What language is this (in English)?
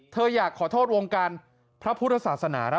Thai